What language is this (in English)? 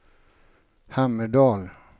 Swedish